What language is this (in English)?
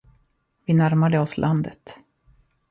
Swedish